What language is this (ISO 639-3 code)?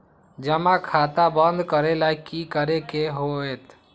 mag